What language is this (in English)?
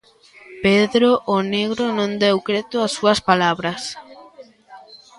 Galician